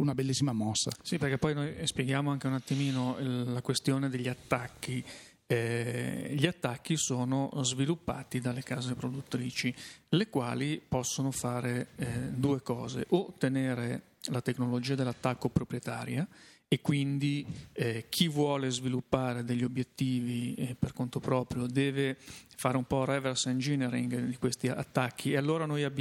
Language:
Italian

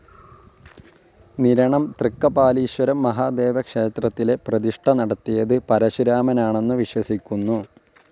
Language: Malayalam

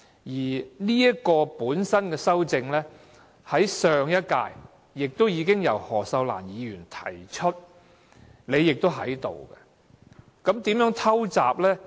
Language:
Cantonese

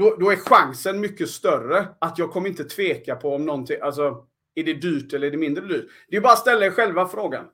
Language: Swedish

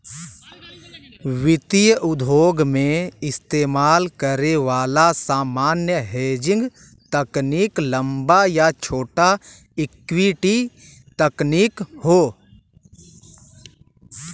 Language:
Bhojpuri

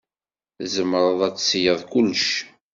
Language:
Kabyle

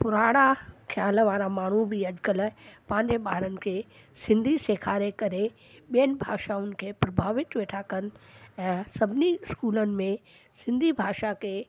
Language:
Sindhi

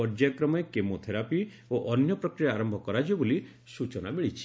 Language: Odia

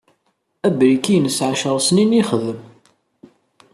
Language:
Kabyle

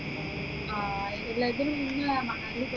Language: Malayalam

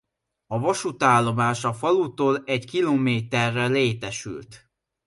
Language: Hungarian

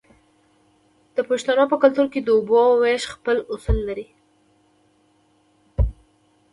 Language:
Pashto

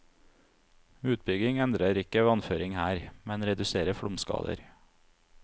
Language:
Norwegian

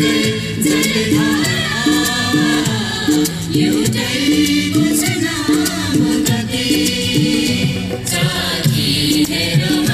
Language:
Arabic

